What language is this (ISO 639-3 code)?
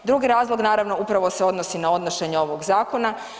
hrv